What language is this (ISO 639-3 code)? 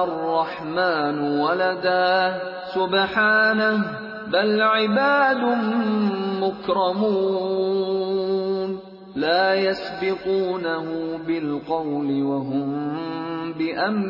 urd